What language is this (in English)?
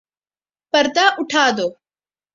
Urdu